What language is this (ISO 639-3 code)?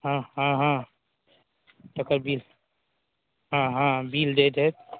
mai